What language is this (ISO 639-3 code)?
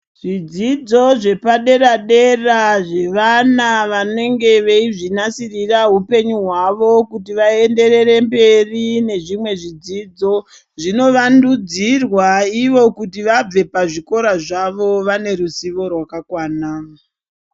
ndc